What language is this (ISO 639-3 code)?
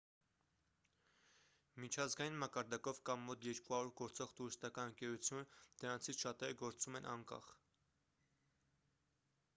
hye